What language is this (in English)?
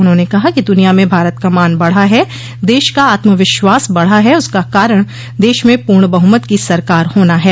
Hindi